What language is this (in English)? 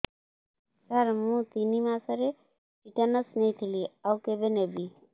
Odia